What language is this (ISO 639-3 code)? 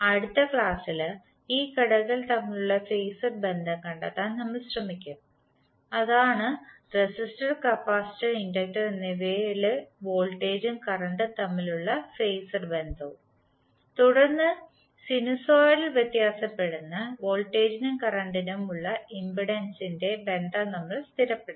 mal